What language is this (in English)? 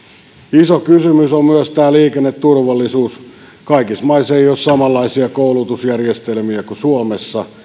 Finnish